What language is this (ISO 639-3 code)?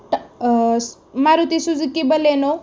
mar